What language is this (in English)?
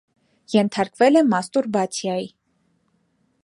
Armenian